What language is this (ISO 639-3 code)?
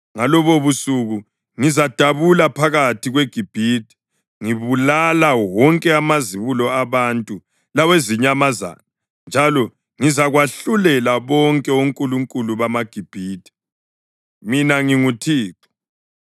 nde